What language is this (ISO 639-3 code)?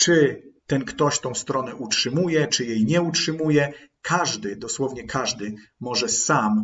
pol